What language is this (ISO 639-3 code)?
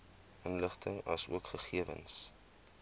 afr